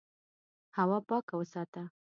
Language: Pashto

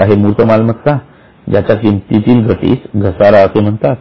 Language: Marathi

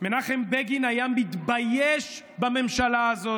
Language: Hebrew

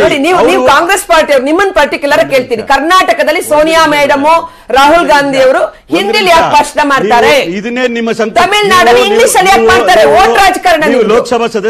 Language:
Kannada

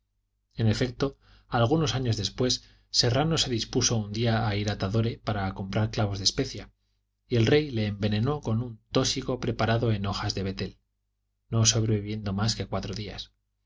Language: Spanish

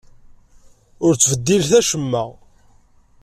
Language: Kabyle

